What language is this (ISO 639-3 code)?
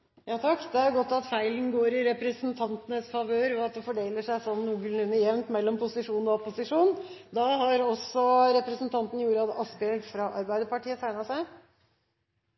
nob